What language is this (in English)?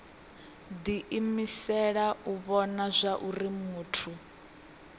Venda